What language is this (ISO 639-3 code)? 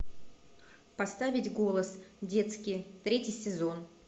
rus